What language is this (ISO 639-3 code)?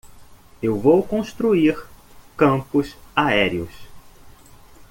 por